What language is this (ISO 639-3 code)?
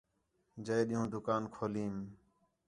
xhe